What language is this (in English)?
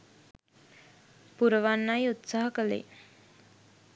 Sinhala